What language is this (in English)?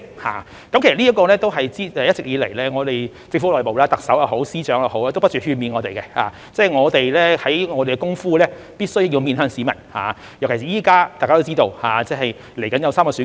Cantonese